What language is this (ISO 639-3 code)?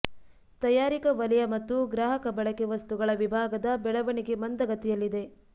kan